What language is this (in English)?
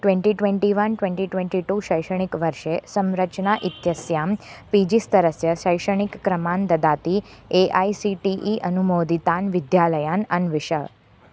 Sanskrit